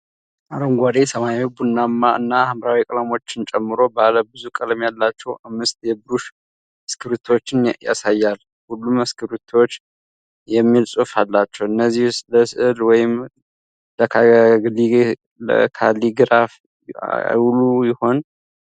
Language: Amharic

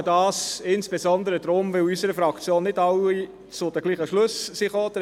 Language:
Swiss German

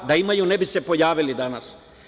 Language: Serbian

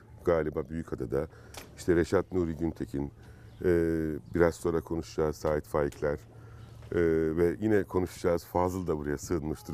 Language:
Turkish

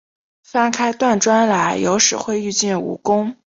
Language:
Chinese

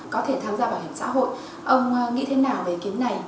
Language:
Vietnamese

